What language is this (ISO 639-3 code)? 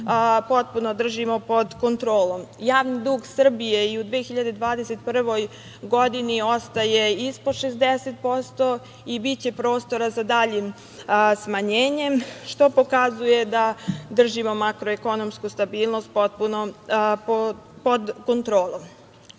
srp